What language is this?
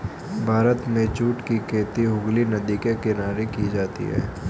Hindi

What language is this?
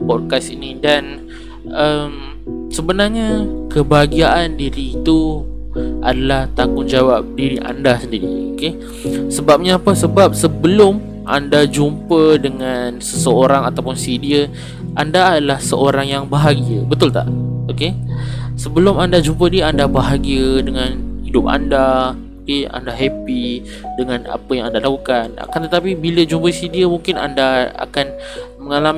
Malay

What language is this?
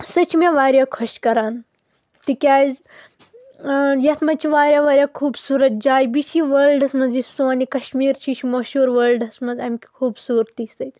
Kashmiri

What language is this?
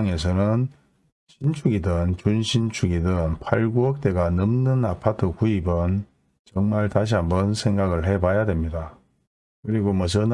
Korean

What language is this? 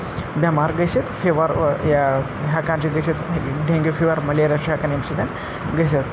Kashmiri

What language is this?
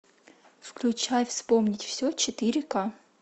Russian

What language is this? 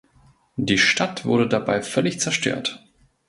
German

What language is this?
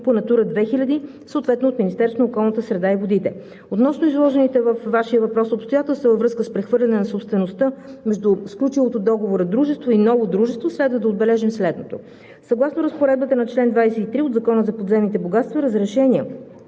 Bulgarian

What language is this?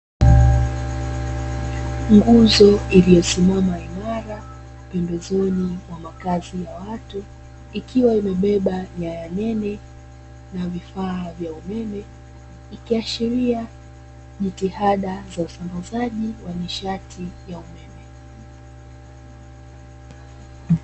Swahili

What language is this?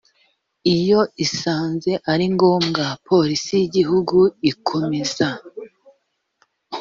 Kinyarwanda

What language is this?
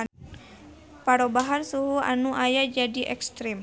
Sundanese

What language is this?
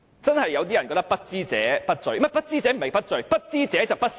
Cantonese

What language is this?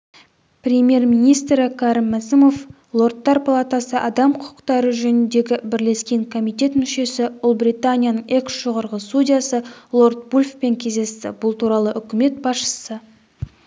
Kazakh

